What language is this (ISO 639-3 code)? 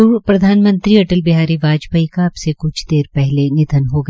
hin